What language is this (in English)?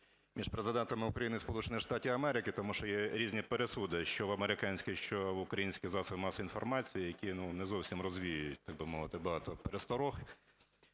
Ukrainian